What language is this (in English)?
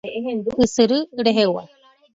Guarani